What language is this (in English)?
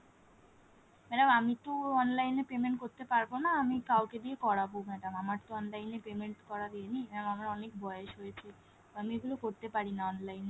Bangla